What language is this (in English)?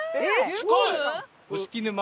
Japanese